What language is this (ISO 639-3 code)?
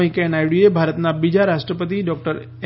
guj